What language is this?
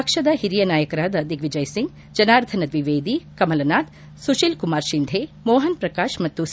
Kannada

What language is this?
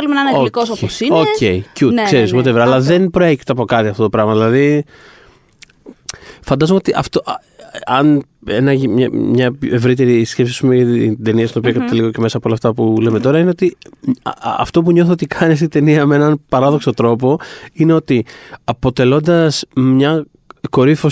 Greek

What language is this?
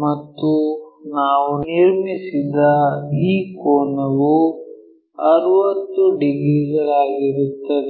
Kannada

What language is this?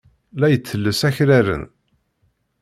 Kabyle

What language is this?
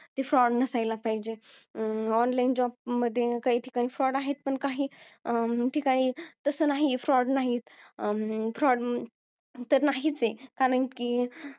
Marathi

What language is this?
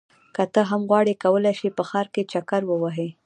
Pashto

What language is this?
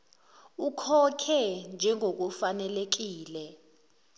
Zulu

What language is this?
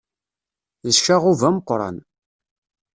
Kabyle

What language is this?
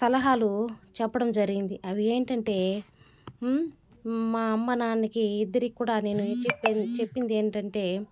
Telugu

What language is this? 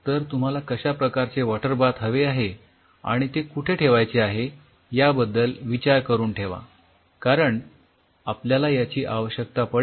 Marathi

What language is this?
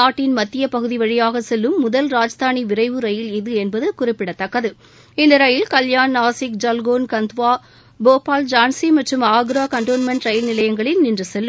Tamil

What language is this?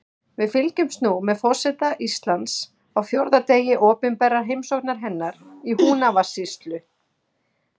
Icelandic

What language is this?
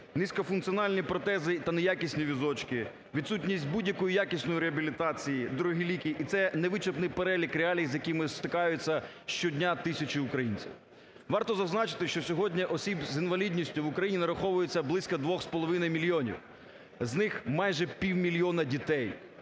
Ukrainian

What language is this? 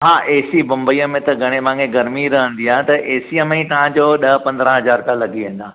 Sindhi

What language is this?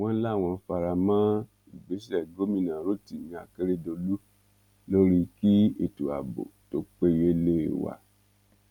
Yoruba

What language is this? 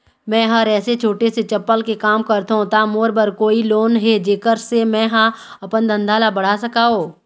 Chhattisgarhi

